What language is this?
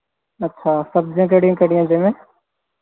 Punjabi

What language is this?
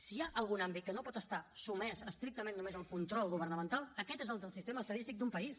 Catalan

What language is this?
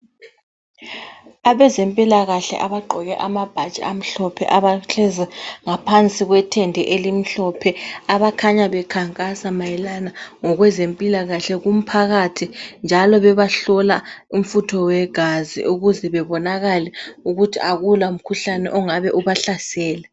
North Ndebele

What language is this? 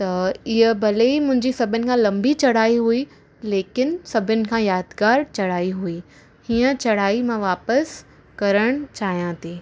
Sindhi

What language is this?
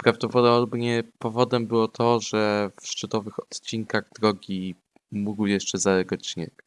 Polish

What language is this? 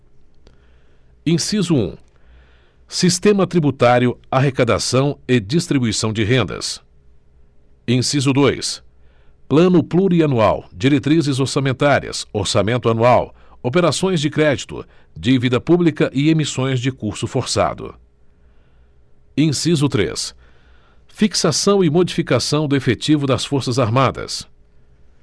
Portuguese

